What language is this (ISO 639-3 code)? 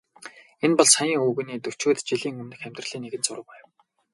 mon